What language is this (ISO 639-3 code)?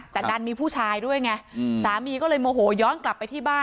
tha